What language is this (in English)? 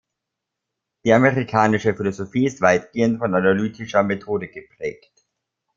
German